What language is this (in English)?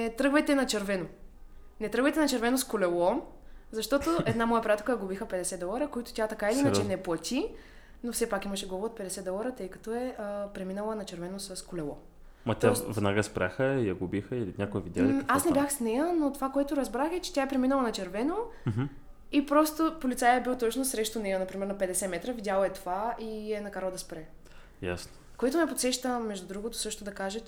Bulgarian